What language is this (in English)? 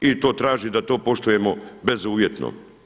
Croatian